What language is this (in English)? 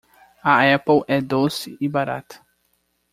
Portuguese